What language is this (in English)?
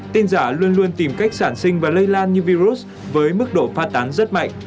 Vietnamese